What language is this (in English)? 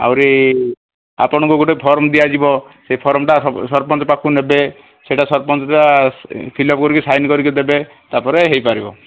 Odia